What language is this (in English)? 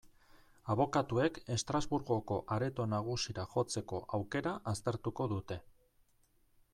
Basque